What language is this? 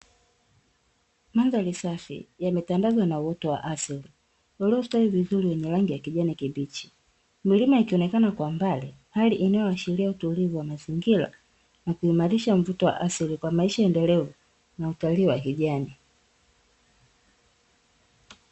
Swahili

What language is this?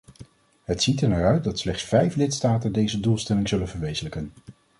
Dutch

